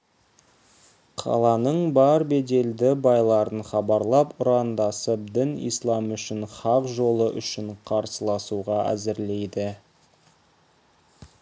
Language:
Kazakh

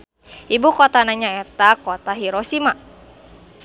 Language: Sundanese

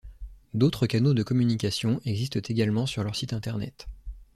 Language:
French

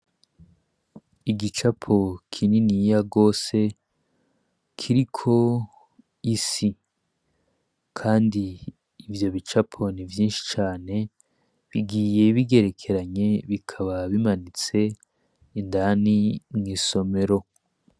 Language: Rundi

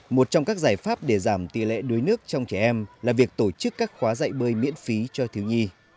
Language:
Vietnamese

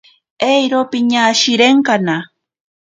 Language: Ashéninka Perené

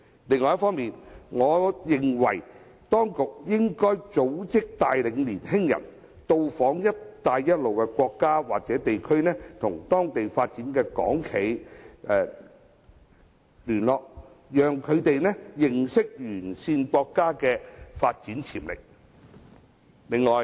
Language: Cantonese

